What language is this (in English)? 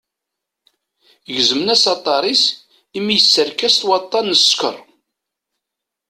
Kabyle